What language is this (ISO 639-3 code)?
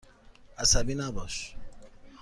fas